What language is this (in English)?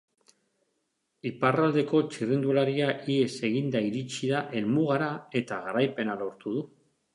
Basque